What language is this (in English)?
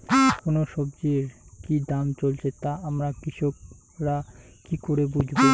Bangla